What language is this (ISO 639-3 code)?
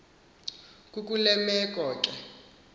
xho